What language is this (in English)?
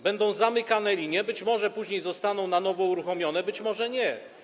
Polish